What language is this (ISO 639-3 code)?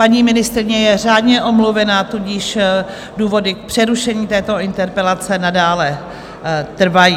ces